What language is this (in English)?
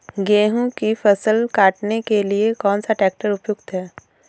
Hindi